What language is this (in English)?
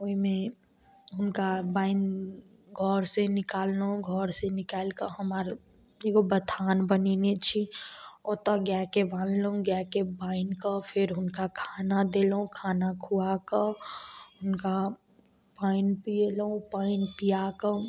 Maithili